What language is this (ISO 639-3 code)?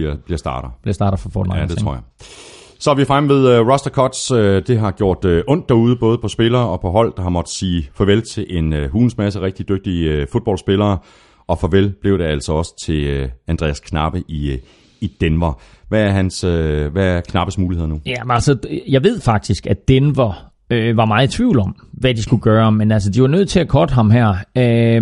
dan